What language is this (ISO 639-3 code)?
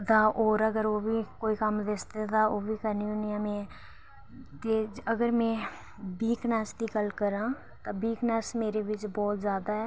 doi